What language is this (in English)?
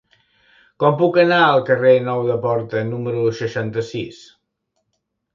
Catalan